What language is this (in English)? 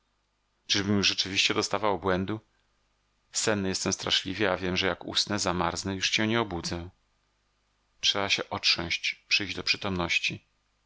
Polish